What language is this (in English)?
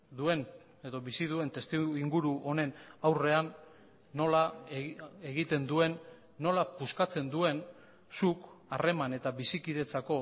Basque